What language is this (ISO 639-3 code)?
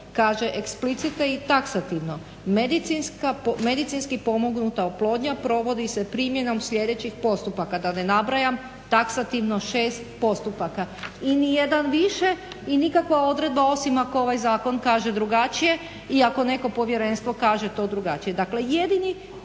hrv